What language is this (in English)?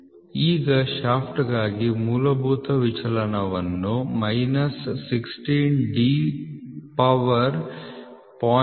Kannada